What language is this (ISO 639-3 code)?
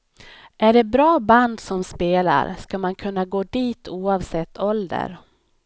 swe